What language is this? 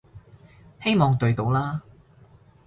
Cantonese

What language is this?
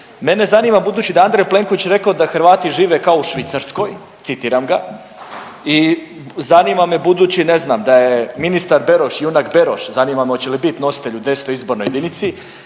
Croatian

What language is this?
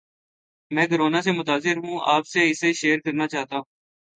Urdu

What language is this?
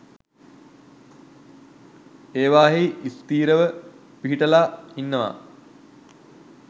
Sinhala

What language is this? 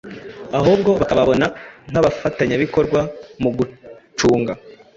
Kinyarwanda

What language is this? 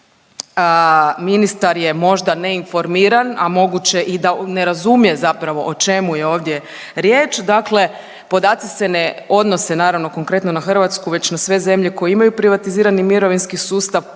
Croatian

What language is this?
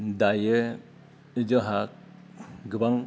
Bodo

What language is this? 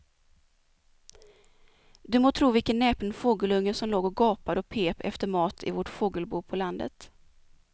Swedish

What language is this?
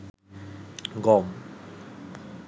Bangla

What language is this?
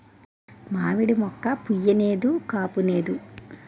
Telugu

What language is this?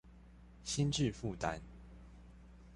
Chinese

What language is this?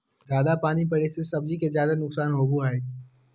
Magahi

